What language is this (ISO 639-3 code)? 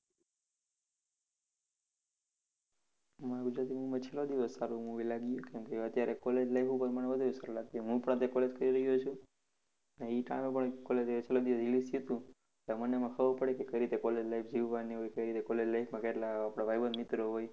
guj